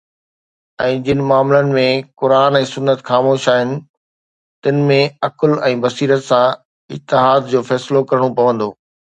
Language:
Sindhi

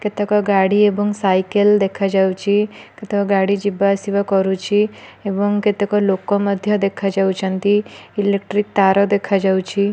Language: Odia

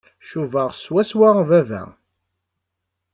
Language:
Kabyle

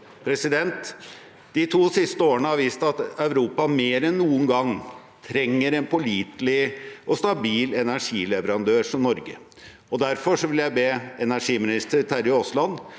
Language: Norwegian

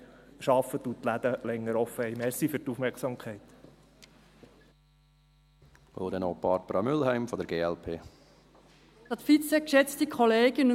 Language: Swiss German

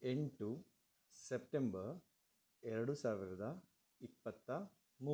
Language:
Kannada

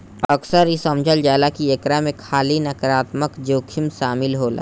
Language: Bhojpuri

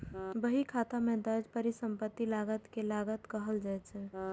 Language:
Maithili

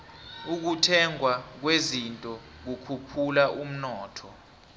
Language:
South Ndebele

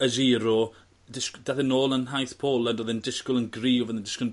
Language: Welsh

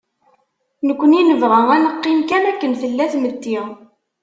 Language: Kabyle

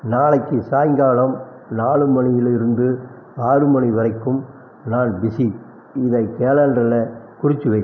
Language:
Tamil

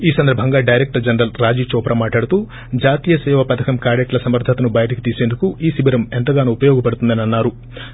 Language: Telugu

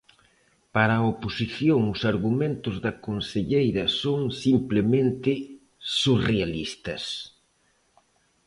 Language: Galician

